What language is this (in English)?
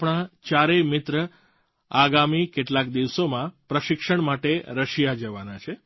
Gujarati